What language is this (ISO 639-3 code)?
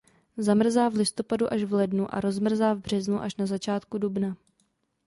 ces